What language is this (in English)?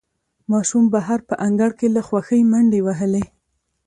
Pashto